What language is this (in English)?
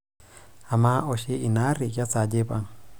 Masai